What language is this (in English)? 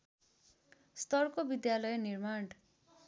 Nepali